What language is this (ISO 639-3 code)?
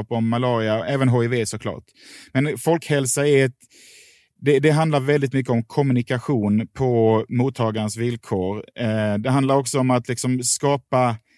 swe